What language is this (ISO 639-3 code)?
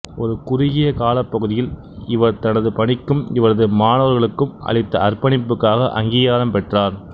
tam